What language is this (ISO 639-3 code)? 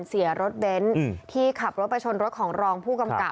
tha